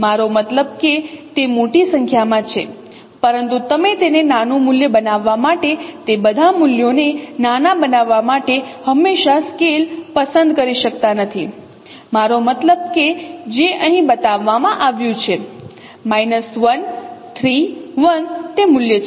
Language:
Gujarati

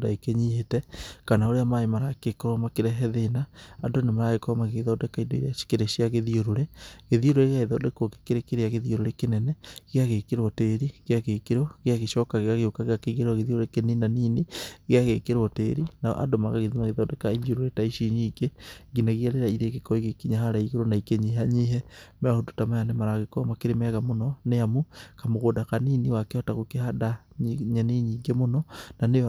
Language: Kikuyu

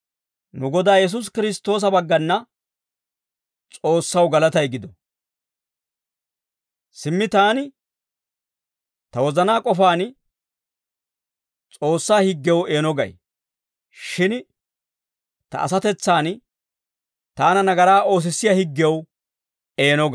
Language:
Dawro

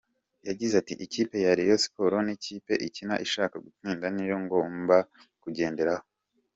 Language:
Kinyarwanda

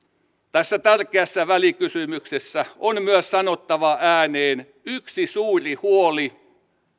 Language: Finnish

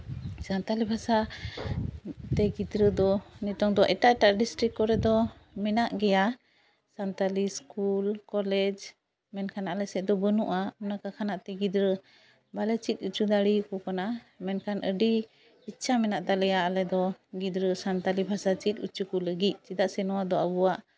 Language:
Santali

